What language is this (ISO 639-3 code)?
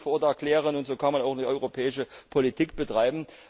deu